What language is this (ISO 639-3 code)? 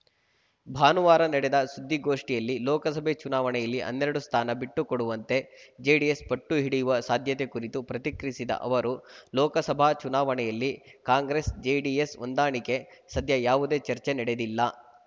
kan